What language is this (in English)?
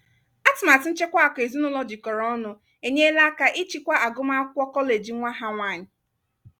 Igbo